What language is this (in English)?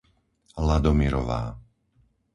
Slovak